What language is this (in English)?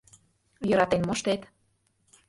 Mari